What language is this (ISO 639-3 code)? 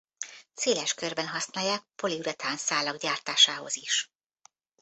hun